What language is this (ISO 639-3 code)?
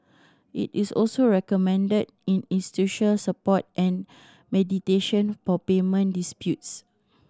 eng